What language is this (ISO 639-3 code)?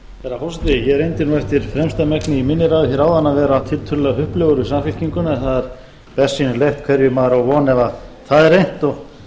isl